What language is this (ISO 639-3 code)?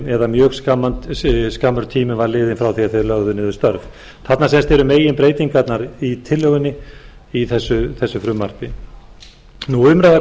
isl